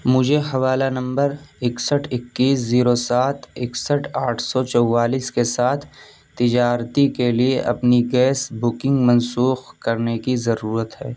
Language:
Urdu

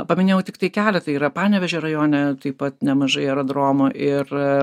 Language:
Lithuanian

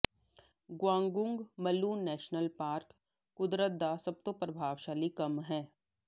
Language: Punjabi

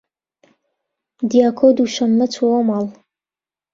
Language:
Central Kurdish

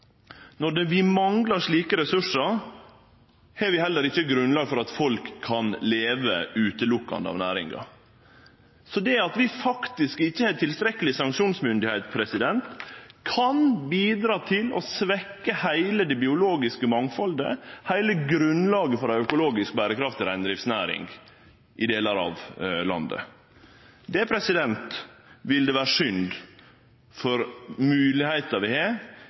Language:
Norwegian Nynorsk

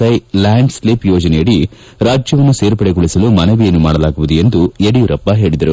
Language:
Kannada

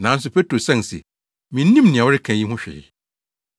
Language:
Akan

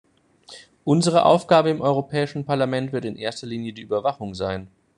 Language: German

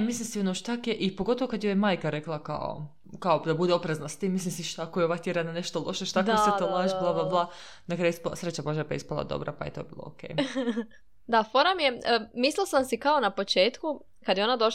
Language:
Croatian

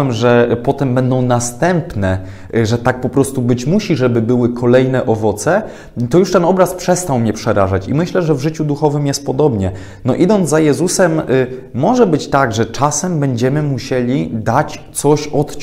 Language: Polish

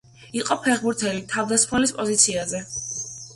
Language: Georgian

